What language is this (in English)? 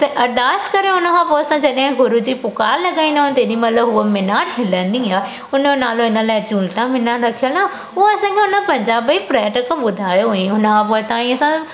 Sindhi